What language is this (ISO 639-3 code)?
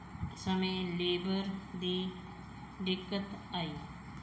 pan